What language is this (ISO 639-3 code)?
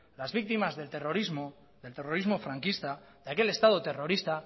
spa